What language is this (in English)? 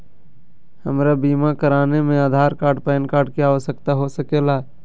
Magahi